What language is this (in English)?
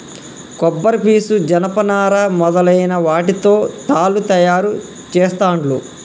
Telugu